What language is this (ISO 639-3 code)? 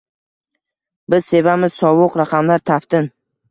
uzb